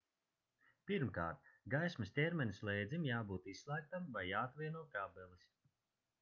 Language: Latvian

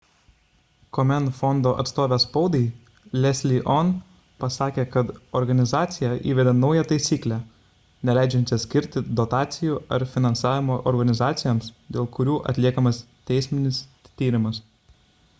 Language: Lithuanian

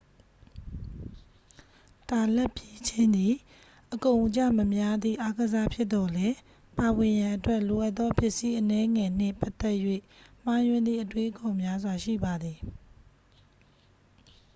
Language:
Burmese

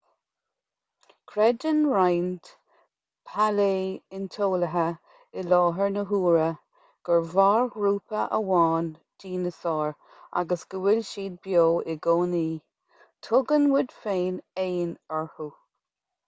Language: Irish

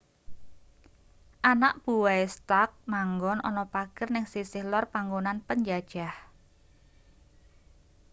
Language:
Javanese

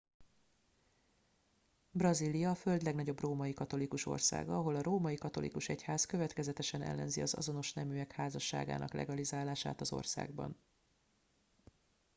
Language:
Hungarian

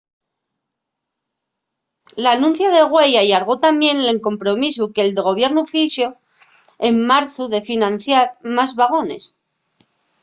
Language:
Asturian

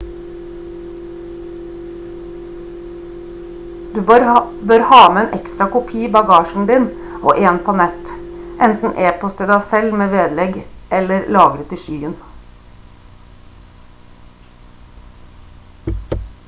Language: Norwegian Bokmål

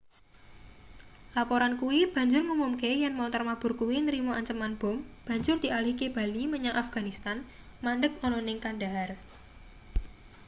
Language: Javanese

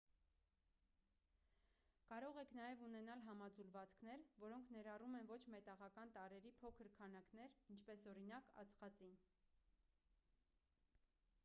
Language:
Armenian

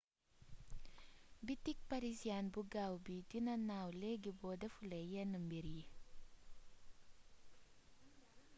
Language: Wolof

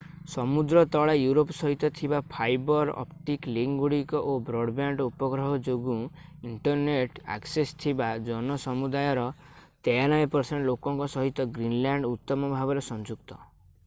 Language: Odia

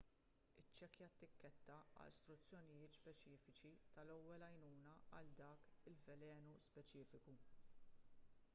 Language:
Maltese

